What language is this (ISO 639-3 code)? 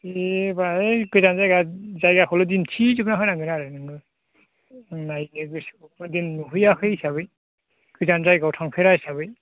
brx